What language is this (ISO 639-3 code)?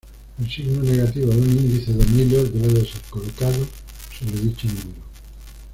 spa